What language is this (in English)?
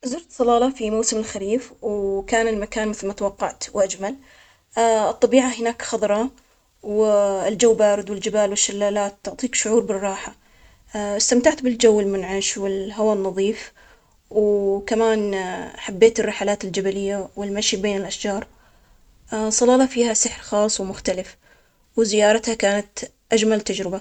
Omani Arabic